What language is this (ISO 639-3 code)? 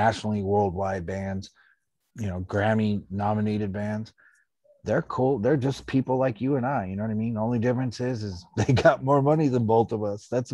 eng